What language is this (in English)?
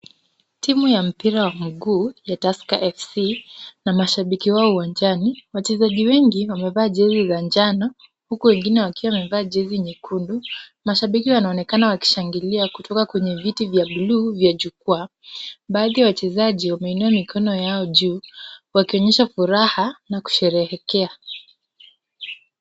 Swahili